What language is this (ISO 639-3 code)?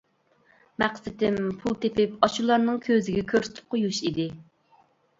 uig